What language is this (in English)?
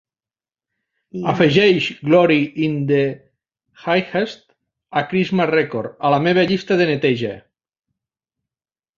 Catalan